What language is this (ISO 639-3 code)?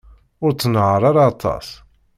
kab